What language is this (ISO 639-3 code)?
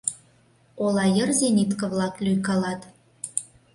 chm